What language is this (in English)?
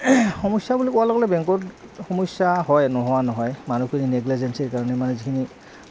Assamese